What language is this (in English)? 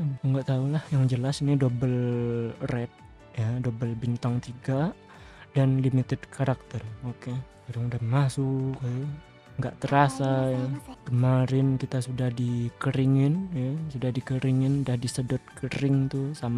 Indonesian